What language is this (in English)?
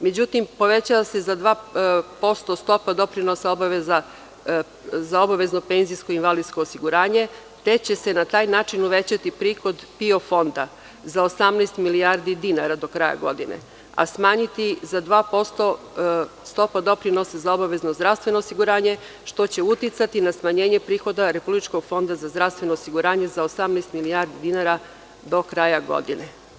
Serbian